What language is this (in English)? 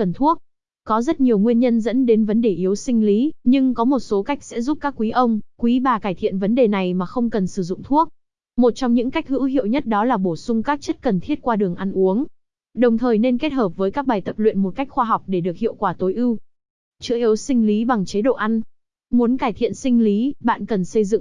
Vietnamese